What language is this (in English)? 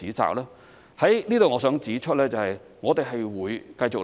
Cantonese